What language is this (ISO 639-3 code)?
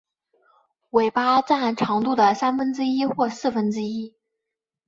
zho